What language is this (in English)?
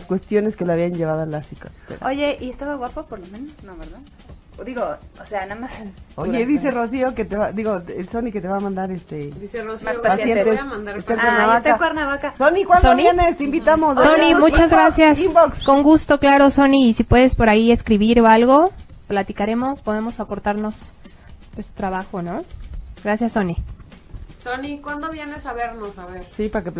Spanish